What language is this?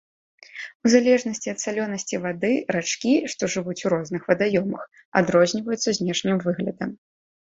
Belarusian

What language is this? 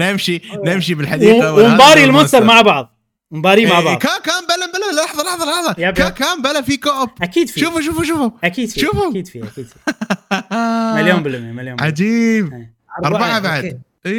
Arabic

